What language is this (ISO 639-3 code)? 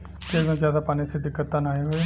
bho